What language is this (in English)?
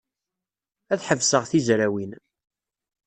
Kabyle